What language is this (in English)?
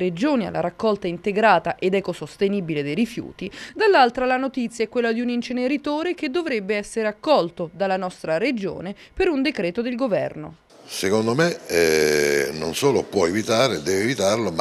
Italian